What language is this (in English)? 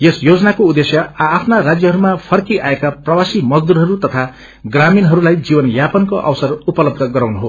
Nepali